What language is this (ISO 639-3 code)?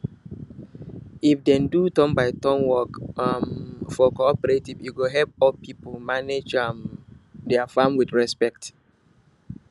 pcm